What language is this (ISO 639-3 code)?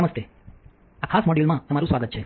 guj